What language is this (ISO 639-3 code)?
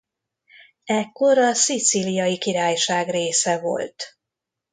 hun